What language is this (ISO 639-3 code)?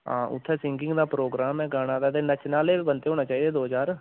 doi